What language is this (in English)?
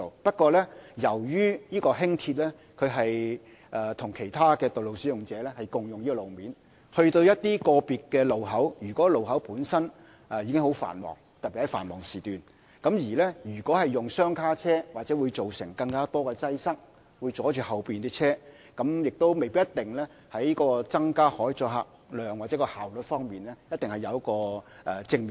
Cantonese